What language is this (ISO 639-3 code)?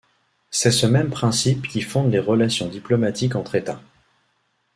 fra